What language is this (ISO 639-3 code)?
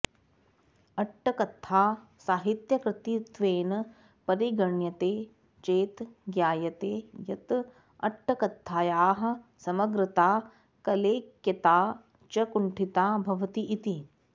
san